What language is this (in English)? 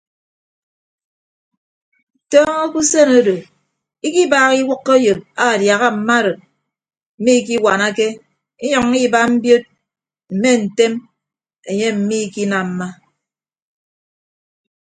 Ibibio